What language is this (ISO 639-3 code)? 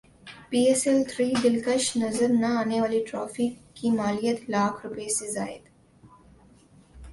urd